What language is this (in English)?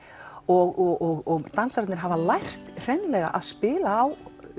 Icelandic